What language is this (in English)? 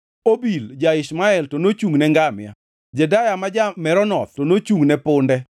Luo (Kenya and Tanzania)